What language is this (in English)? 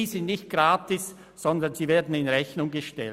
Swiss German